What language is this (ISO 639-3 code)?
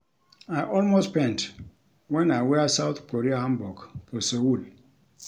pcm